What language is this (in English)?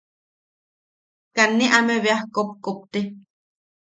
Yaqui